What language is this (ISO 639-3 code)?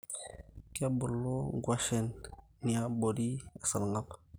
mas